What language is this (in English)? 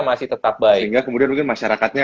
Indonesian